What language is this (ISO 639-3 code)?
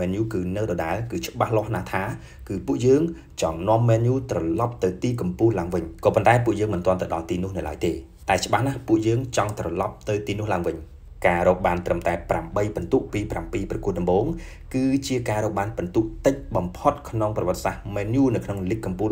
tha